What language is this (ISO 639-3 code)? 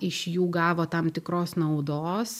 lit